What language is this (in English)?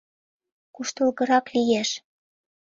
Mari